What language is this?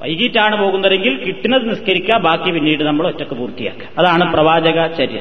Malayalam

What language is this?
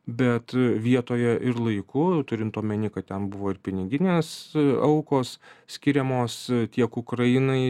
Lithuanian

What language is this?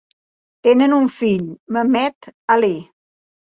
Catalan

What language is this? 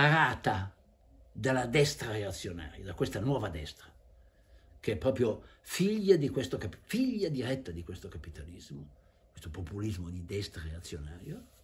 Italian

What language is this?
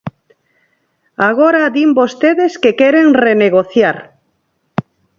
Galician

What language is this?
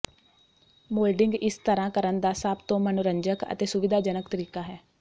Punjabi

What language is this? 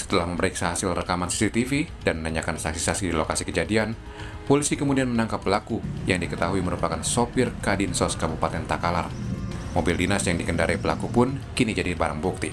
Indonesian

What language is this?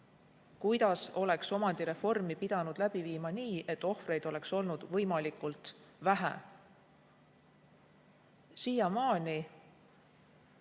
Estonian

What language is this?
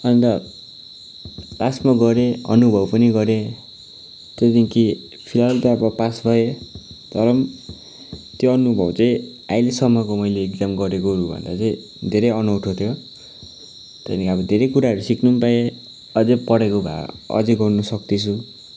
Nepali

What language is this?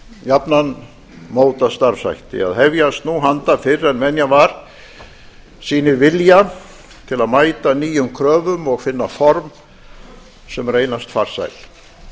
Icelandic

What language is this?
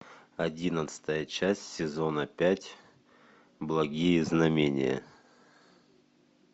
Russian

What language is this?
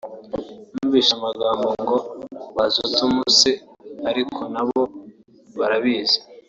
Kinyarwanda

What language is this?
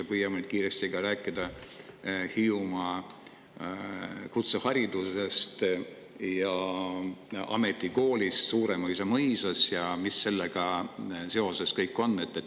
Estonian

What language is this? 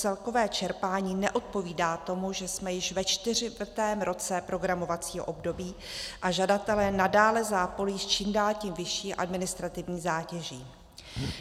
Czech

